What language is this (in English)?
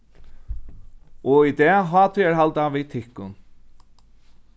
Faroese